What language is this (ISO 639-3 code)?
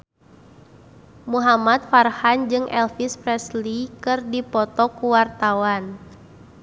sun